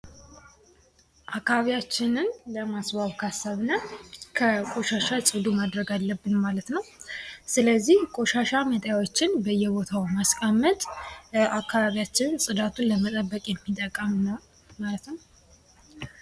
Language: Amharic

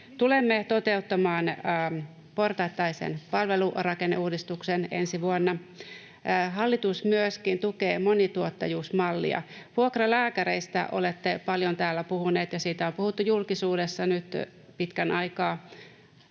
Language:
Finnish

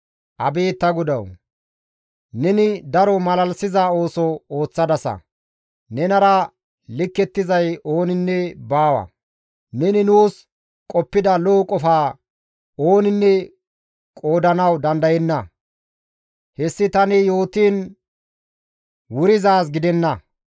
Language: Gamo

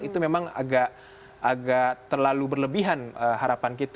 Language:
Indonesian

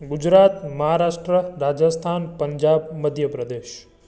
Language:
Sindhi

